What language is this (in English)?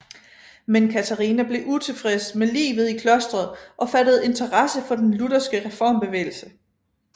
Danish